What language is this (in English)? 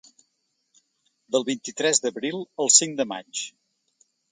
Catalan